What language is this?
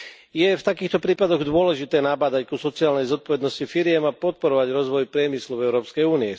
Slovak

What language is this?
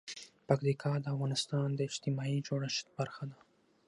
Pashto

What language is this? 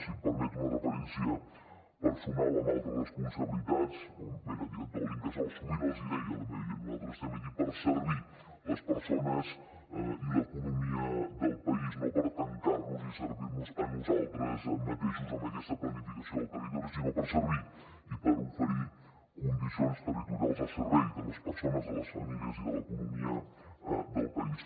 Catalan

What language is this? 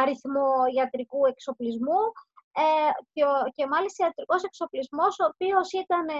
Greek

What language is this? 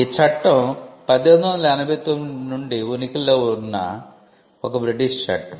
Telugu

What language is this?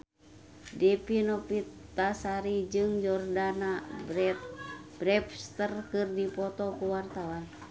Sundanese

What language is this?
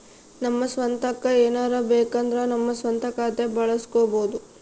Kannada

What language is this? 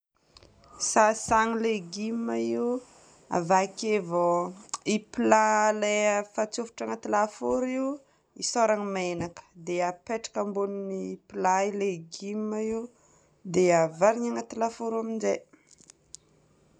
Northern Betsimisaraka Malagasy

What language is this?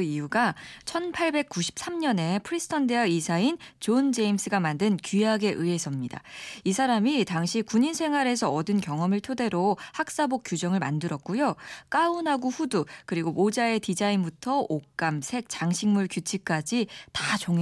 Korean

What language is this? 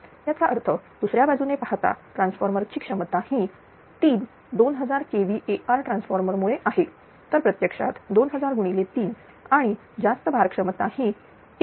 Marathi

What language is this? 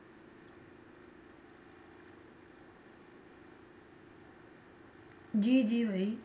Punjabi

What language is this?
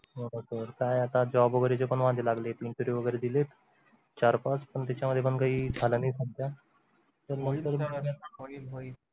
Marathi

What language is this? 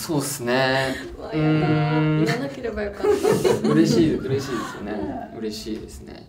Japanese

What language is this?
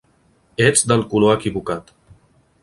Catalan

